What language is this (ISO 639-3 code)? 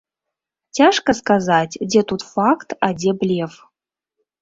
bel